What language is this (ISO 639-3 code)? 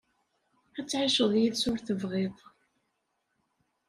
kab